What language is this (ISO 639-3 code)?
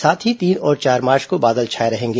hin